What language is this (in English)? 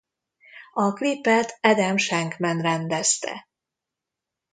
Hungarian